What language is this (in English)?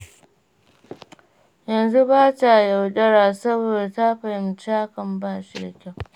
Hausa